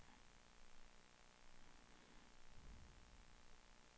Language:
Swedish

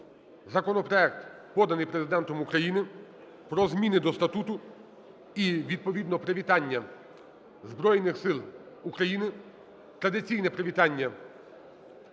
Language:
Ukrainian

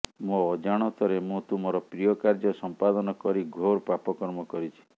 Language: Odia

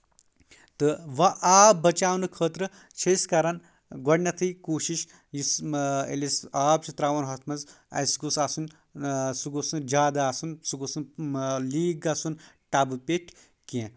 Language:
Kashmiri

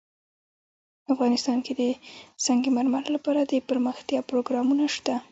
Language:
Pashto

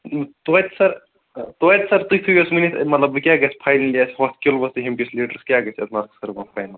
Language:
Kashmiri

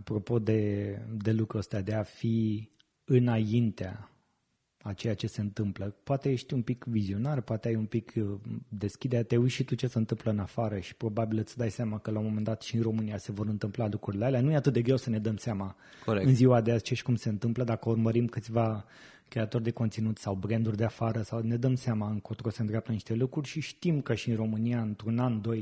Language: Romanian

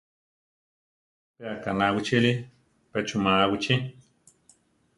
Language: Central Tarahumara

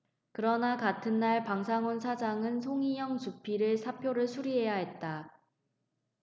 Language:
Korean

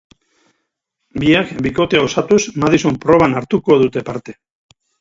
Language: Basque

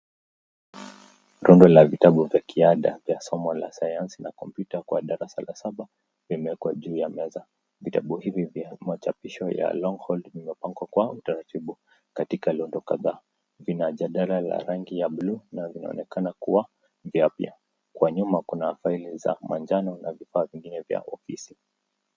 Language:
Swahili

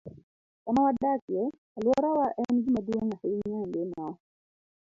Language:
Luo (Kenya and Tanzania)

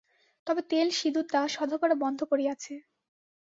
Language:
Bangla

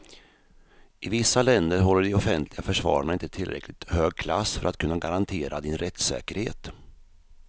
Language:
Swedish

